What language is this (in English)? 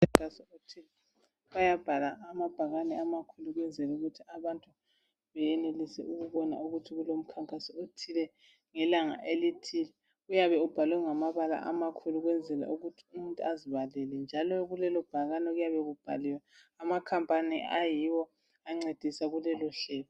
North Ndebele